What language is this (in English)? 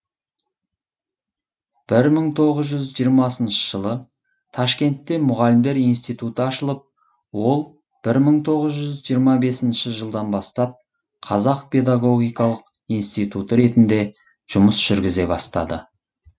Kazakh